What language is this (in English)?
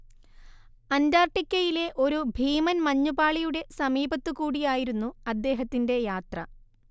Malayalam